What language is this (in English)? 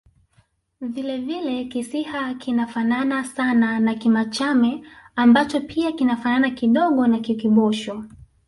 Swahili